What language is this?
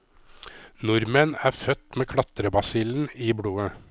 Norwegian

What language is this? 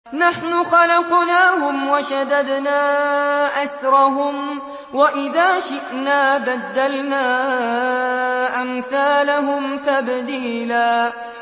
Arabic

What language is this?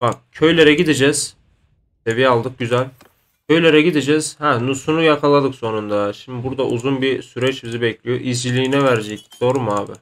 Turkish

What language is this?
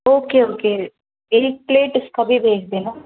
Hindi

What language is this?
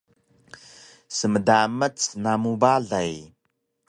Taroko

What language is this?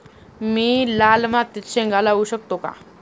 Marathi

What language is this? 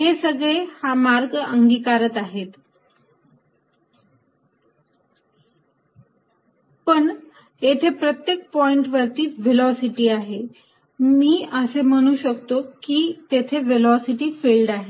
Marathi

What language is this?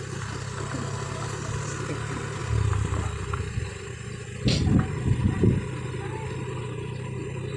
Indonesian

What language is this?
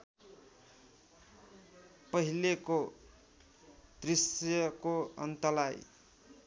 Nepali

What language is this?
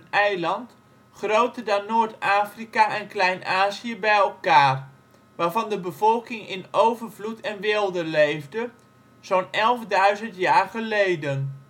Dutch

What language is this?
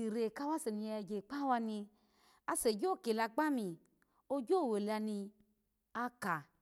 Alago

